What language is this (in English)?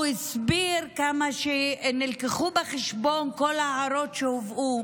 Hebrew